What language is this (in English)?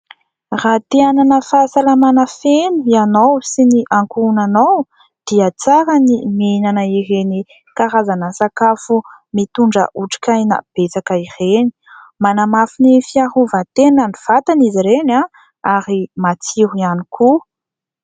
Malagasy